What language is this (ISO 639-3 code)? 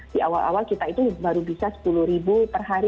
ind